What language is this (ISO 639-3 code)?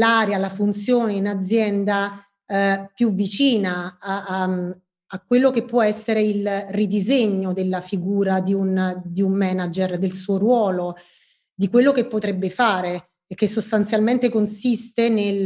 ita